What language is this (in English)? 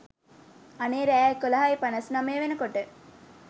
Sinhala